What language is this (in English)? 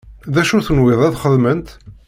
Kabyle